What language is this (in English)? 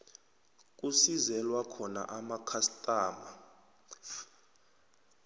South Ndebele